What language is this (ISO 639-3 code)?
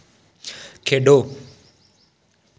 doi